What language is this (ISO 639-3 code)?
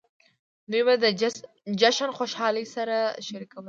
pus